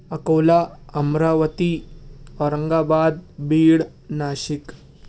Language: Urdu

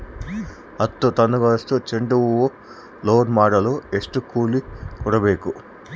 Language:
Kannada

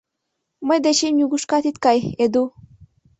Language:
Mari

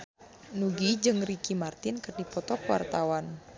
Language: Sundanese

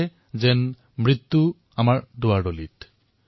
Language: Assamese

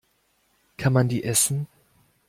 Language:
German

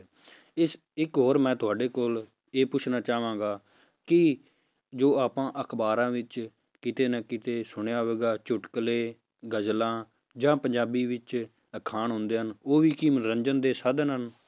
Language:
Punjabi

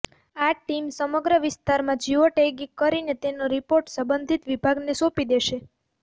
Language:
Gujarati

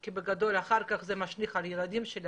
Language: Hebrew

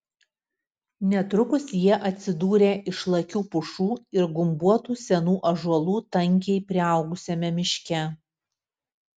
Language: Lithuanian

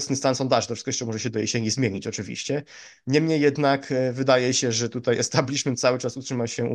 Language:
Polish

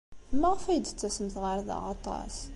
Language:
Kabyle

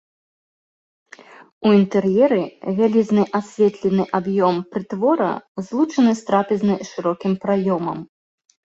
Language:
Belarusian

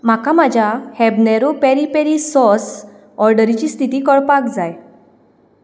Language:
Konkani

